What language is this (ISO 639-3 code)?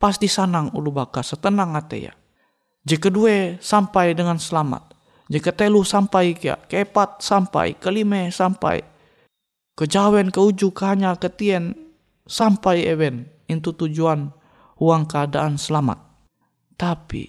ind